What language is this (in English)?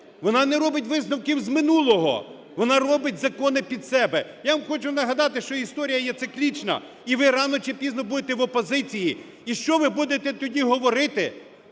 Ukrainian